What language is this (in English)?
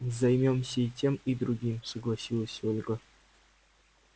Russian